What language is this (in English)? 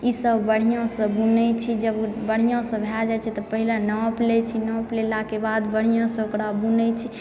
Maithili